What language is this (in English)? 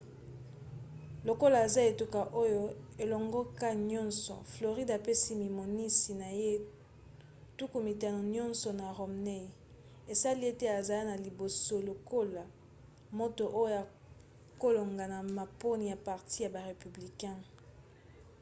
Lingala